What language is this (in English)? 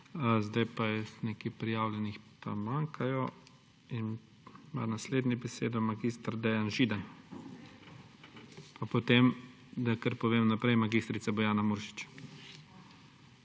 Slovenian